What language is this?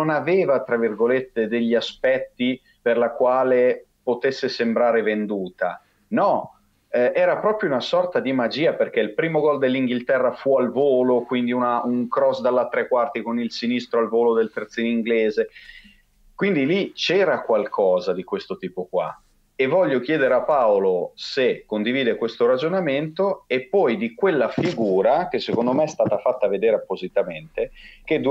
Italian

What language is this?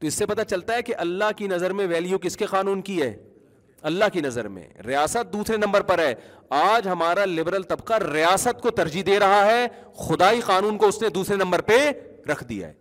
Urdu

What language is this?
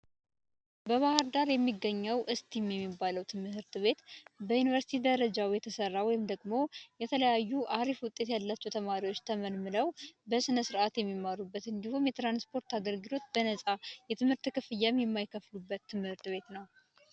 Amharic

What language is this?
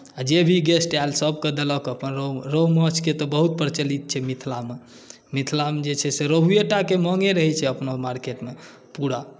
Maithili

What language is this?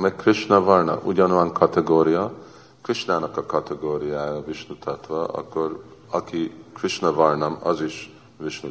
Hungarian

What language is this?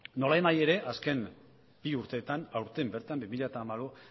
Basque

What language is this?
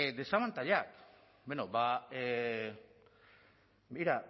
Basque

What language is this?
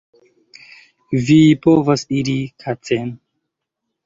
Esperanto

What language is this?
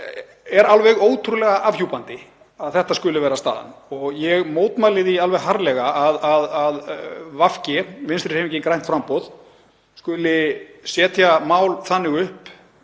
Icelandic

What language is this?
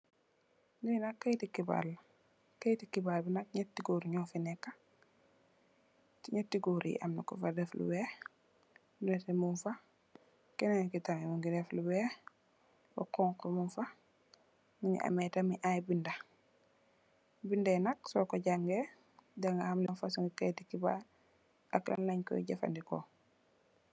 Wolof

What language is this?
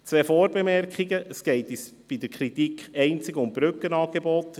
Swiss German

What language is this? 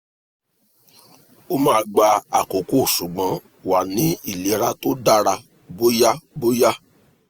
Yoruba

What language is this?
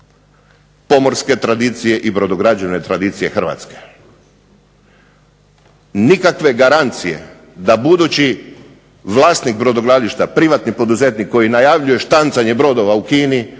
Croatian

